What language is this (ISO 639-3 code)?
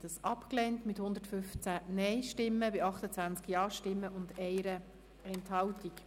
gsw